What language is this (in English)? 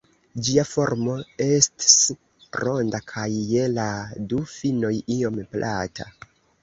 Esperanto